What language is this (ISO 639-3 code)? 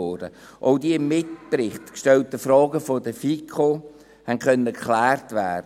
gsw